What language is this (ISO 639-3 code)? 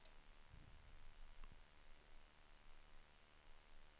swe